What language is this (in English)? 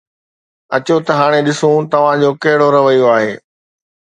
Sindhi